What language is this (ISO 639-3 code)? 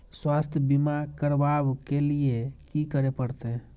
mai